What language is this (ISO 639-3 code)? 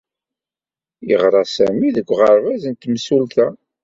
kab